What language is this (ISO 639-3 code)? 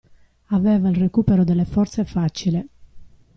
ita